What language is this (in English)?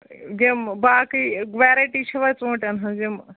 Kashmiri